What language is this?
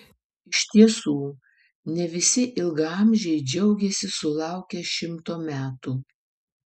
Lithuanian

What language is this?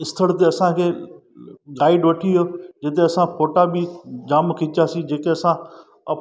Sindhi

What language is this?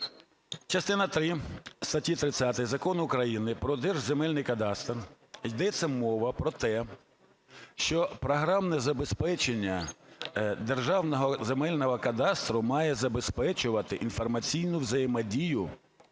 Ukrainian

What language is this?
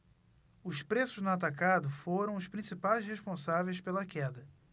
Portuguese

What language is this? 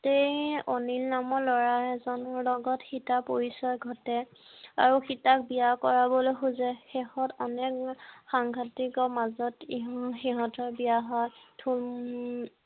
Assamese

